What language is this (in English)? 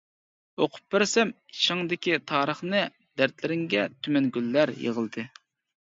Uyghur